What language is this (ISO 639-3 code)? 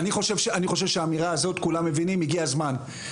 heb